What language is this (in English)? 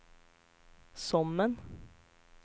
Swedish